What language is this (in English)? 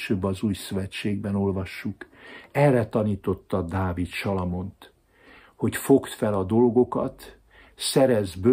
Hungarian